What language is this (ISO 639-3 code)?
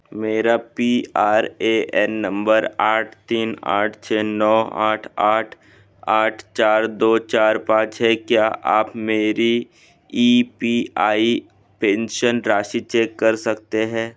hin